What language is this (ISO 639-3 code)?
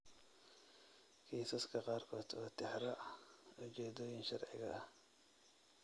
som